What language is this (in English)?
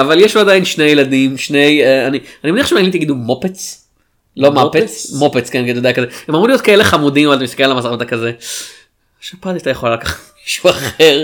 Hebrew